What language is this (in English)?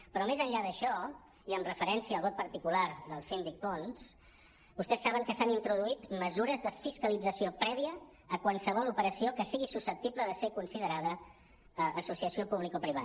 Catalan